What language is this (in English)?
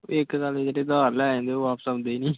Punjabi